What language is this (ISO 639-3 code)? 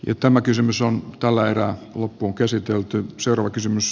fin